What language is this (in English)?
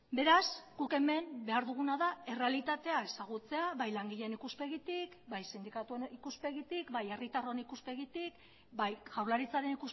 Basque